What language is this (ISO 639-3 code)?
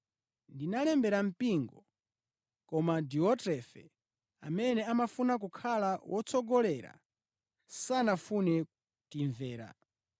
nya